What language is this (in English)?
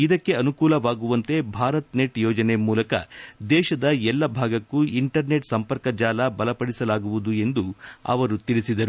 Kannada